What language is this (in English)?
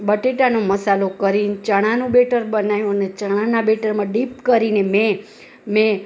Gujarati